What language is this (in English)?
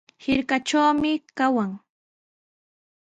Sihuas Ancash Quechua